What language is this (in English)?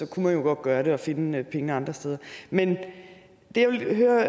Danish